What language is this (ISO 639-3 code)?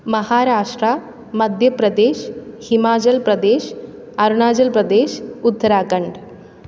mal